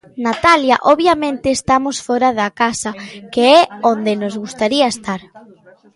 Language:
Galician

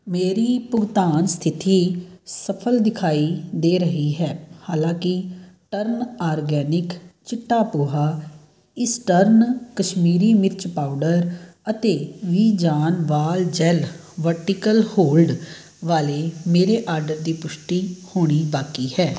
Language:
Punjabi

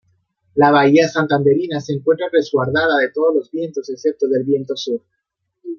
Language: Spanish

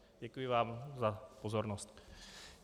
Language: Czech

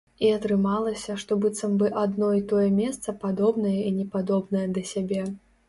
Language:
Belarusian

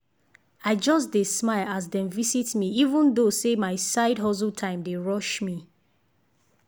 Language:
Nigerian Pidgin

